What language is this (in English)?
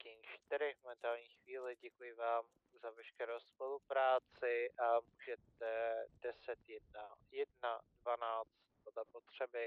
Czech